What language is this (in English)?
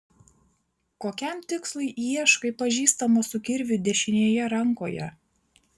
Lithuanian